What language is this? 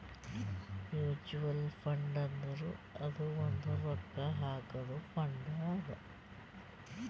Kannada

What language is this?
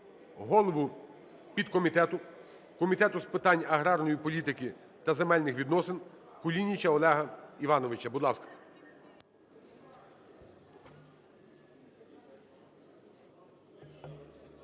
Ukrainian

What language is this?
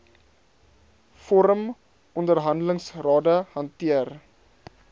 Afrikaans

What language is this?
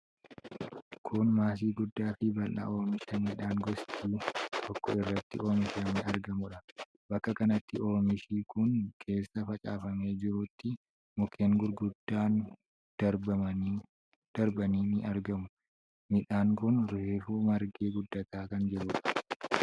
Oromo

